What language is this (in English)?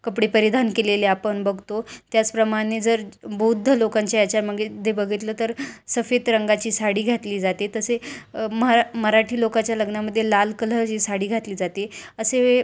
Marathi